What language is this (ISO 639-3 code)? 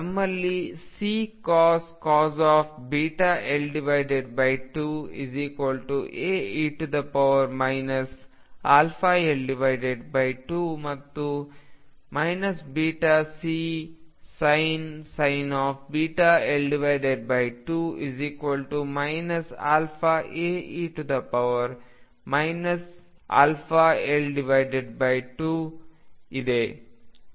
kan